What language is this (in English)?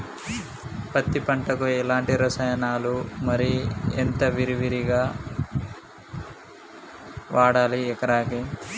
Telugu